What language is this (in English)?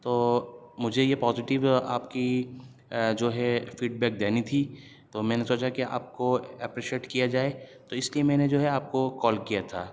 Urdu